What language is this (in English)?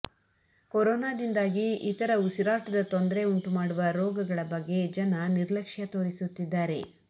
Kannada